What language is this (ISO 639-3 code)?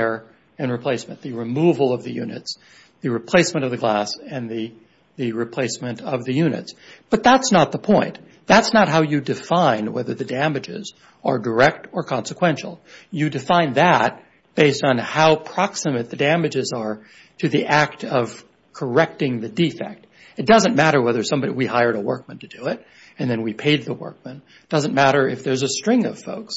eng